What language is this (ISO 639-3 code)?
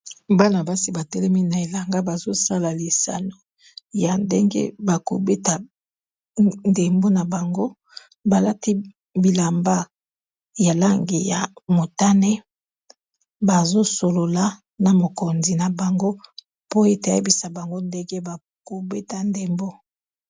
lin